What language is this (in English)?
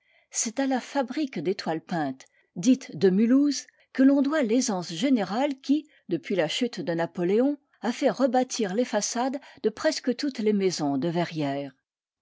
French